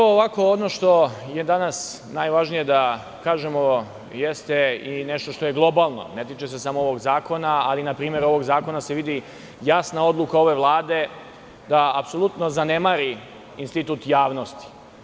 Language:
Serbian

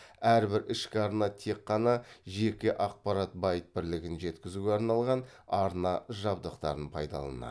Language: Kazakh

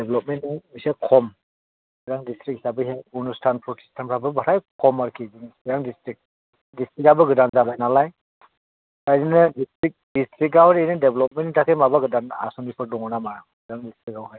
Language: Bodo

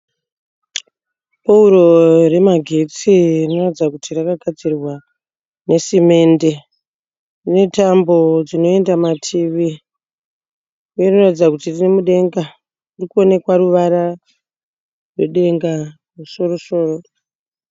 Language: Shona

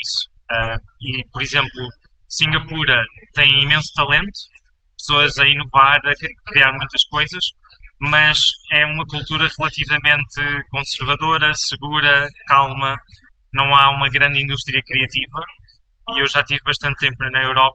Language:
Portuguese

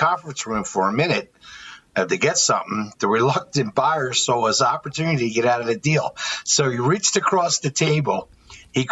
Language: English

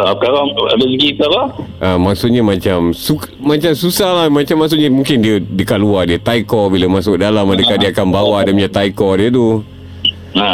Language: Malay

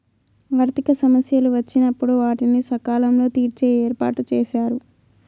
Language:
Telugu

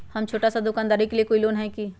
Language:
Magahi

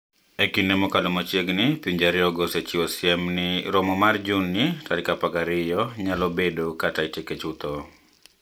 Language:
Luo (Kenya and Tanzania)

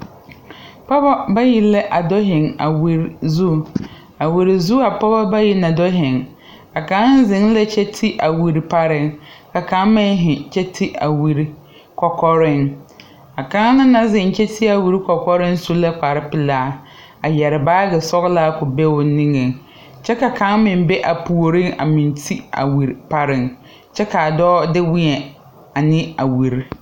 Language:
Southern Dagaare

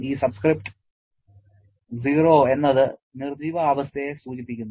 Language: Malayalam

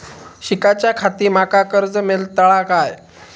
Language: Marathi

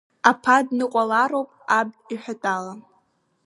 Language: Abkhazian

